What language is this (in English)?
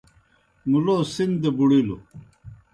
Kohistani Shina